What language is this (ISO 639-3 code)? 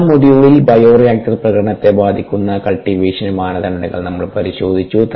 mal